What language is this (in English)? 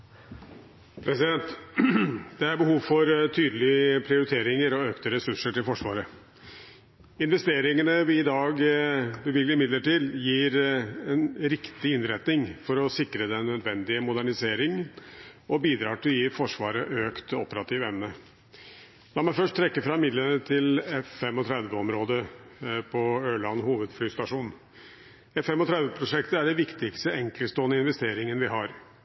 Norwegian Bokmål